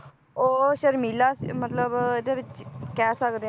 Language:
Punjabi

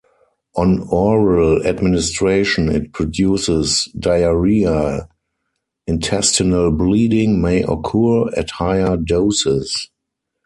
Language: English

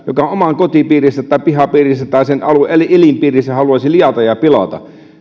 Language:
Finnish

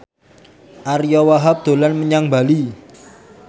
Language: Javanese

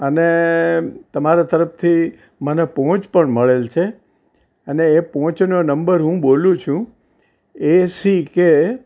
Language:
Gujarati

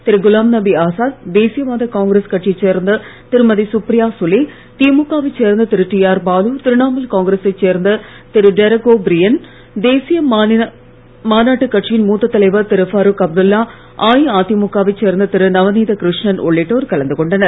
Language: Tamil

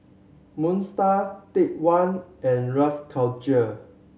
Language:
English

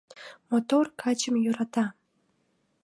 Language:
Mari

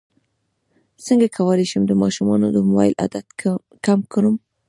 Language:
Pashto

